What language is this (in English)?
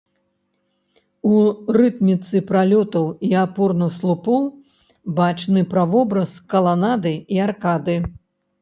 Belarusian